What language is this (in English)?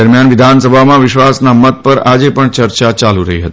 Gujarati